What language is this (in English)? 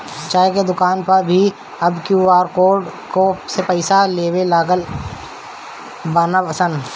Bhojpuri